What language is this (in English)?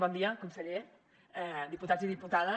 Catalan